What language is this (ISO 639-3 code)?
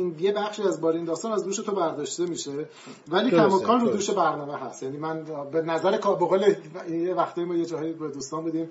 fas